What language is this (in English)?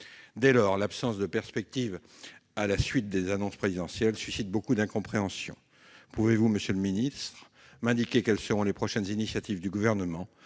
French